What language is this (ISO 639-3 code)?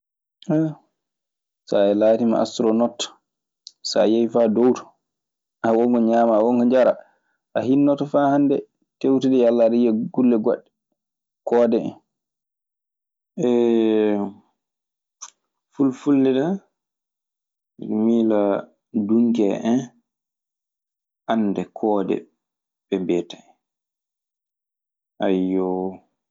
ffm